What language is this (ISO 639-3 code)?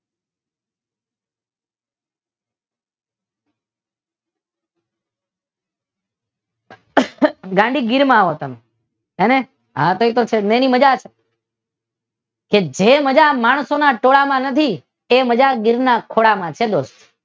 guj